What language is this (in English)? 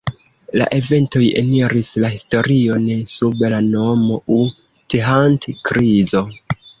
Esperanto